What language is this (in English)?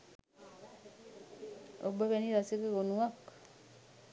Sinhala